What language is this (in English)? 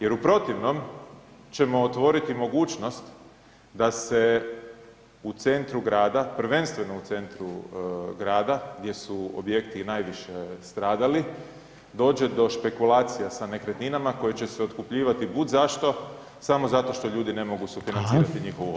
Croatian